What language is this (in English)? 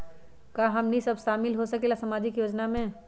Magahi